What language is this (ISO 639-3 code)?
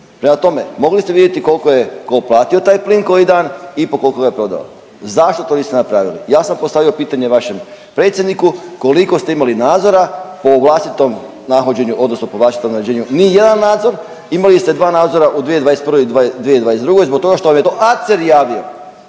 hrv